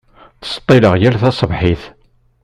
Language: Kabyle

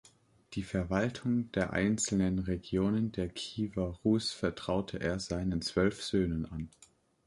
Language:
German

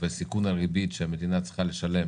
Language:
Hebrew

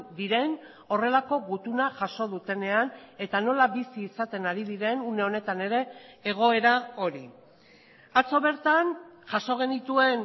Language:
Basque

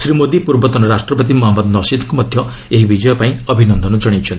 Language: Odia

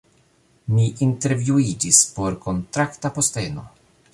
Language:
Esperanto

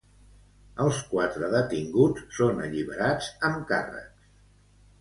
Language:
Catalan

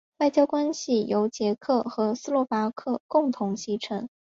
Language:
Chinese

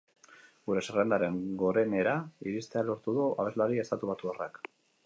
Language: Basque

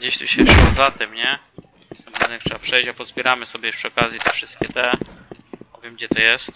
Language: Polish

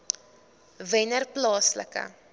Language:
Afrikaans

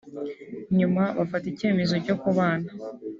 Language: Kinyarwanda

